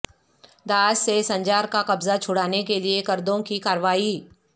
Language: Urdu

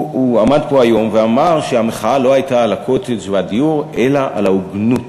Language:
Hebrew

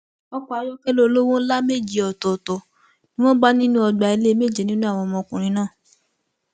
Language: Yoruba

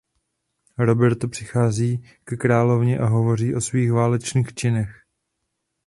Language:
Czech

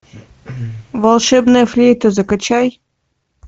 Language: Russian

